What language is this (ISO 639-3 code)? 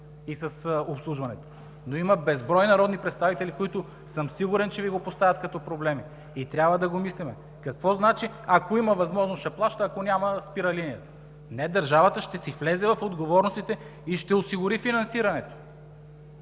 bul